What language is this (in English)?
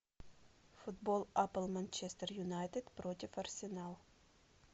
Russian